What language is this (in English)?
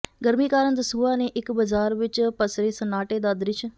Punjabi